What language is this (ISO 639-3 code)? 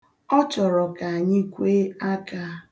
ibo